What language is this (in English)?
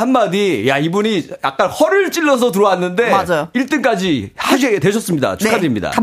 Korean